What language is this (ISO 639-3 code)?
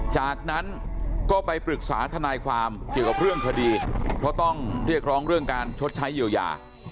tha